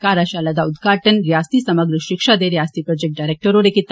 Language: Dogri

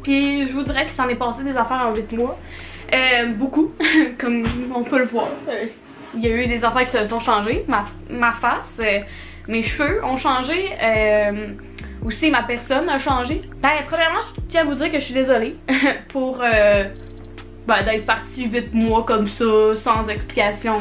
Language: French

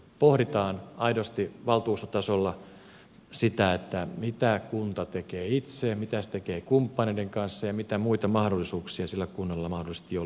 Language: Finnish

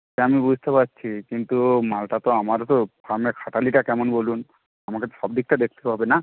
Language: Bangla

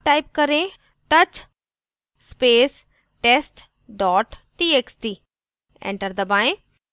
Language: Hindi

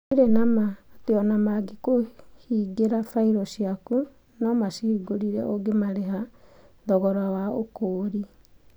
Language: Kikuyu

